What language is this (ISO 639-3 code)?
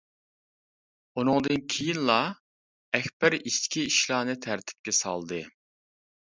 uig